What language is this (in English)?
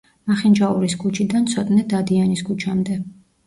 Georgian